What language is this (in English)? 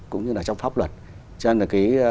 Vietnamese